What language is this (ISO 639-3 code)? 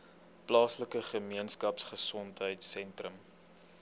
afr